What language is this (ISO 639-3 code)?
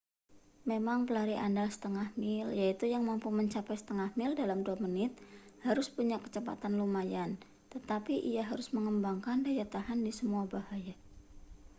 ind